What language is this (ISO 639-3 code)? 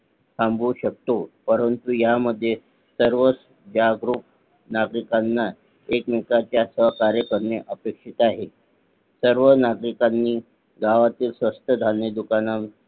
mar